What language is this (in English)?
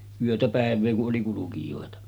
Finnish